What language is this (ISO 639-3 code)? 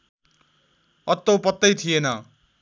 nep